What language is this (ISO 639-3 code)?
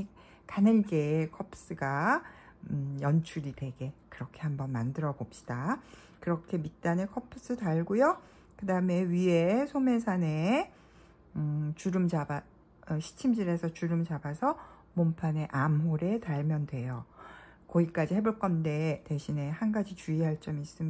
kor